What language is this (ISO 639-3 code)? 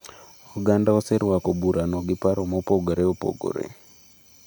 luo